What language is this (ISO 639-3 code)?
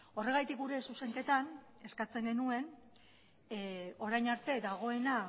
eus